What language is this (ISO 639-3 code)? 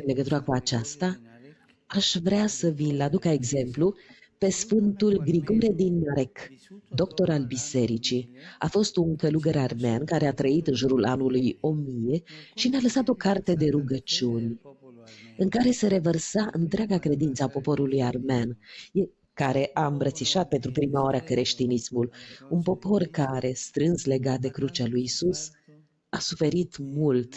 ron